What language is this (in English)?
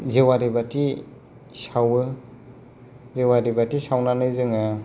Bodo